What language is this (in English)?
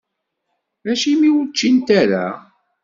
Kabyle